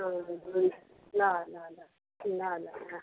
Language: Nepali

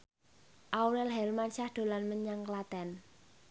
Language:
Javanese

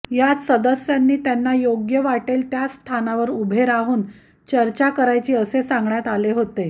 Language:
Marathi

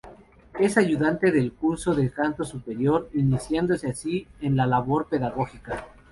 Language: Spanish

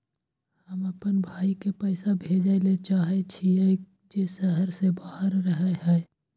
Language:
Maithili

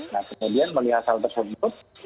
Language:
Indonesian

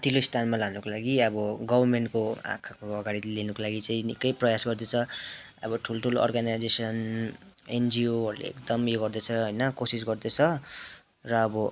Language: Nepali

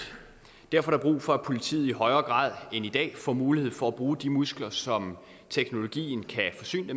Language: Danish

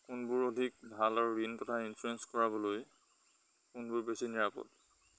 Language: Assamese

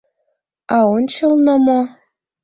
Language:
Mari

